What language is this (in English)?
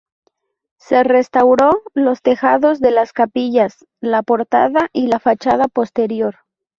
Spanish